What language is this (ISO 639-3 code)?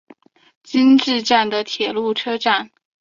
zho